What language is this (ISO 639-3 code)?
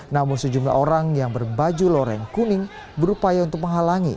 ind